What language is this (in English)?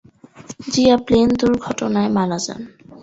Bangla